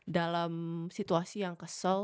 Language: Indonesian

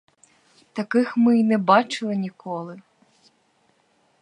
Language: Ukrainian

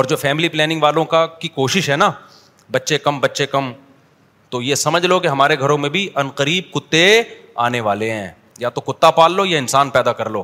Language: Urdu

